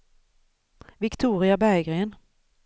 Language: Swedish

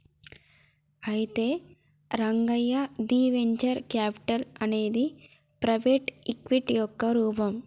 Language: Telugu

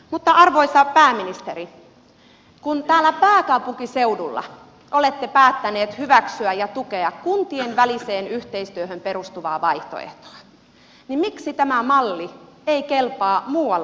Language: Finnish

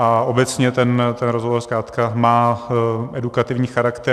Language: Czech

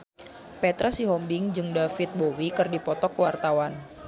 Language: Sundanese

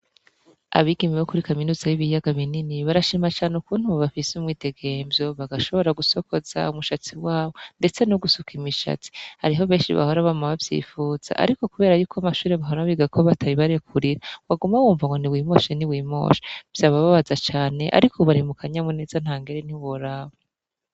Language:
Rundi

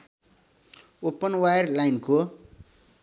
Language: Nepali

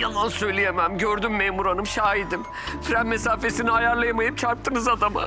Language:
Turkish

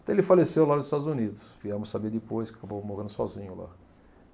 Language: Portuguese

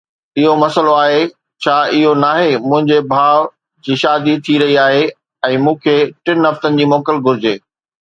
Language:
Sindhi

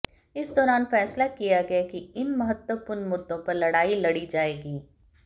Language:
Hindi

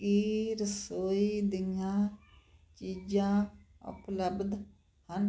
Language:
Punjabi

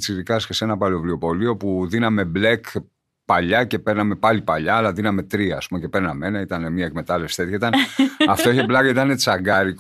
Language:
Greek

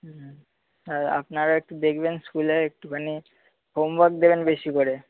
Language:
Bangla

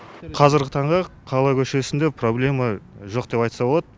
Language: Kazakh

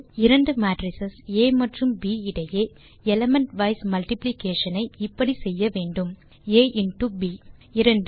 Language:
Tamil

